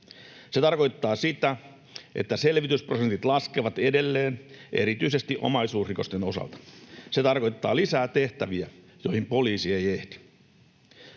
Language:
Finnish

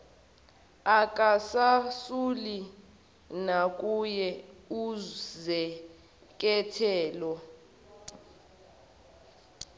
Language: Zulu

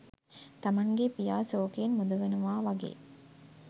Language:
Sinhala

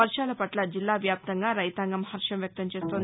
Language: Telugu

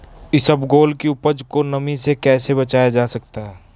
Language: Hindi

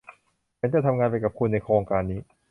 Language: Thai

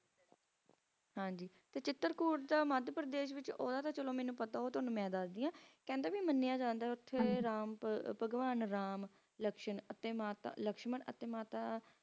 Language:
Punjabi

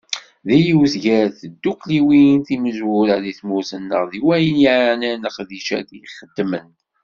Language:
Kabyle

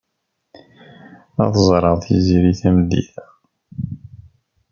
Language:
Kabyle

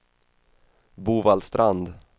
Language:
Swedish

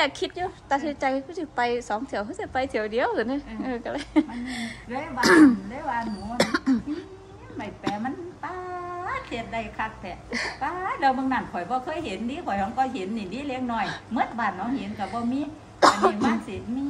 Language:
Thai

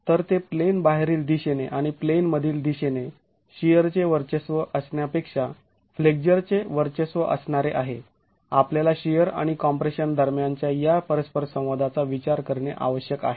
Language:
Marathi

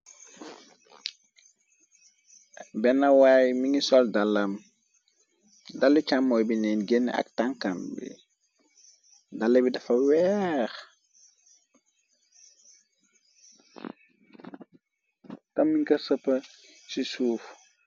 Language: Wolof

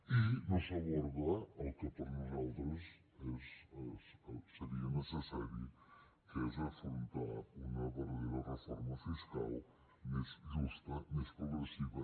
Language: Catalan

